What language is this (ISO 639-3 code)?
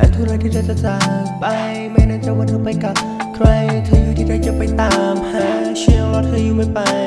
tha